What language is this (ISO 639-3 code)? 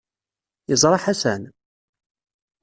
kab